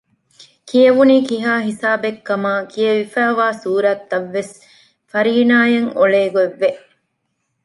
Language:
Divehi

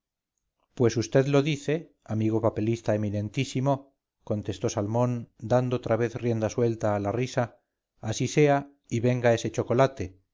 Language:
Spanish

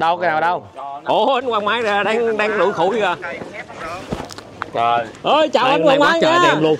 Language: Vietnamese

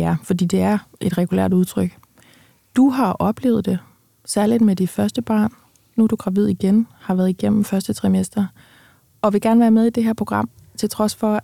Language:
Danish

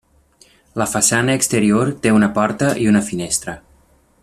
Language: Catalan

